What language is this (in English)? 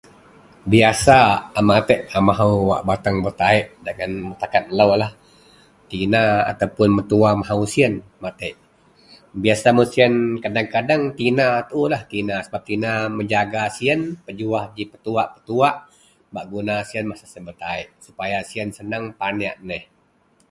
Central Melanau